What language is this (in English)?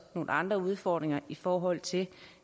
Danish